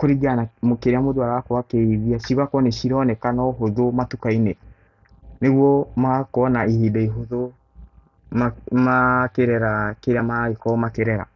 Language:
Kikuyu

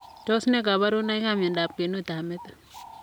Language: Kalenjin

